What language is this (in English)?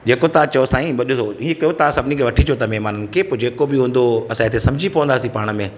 Sindhi